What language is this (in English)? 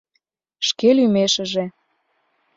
Mari